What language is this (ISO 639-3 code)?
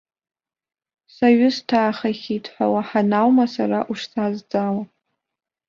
abk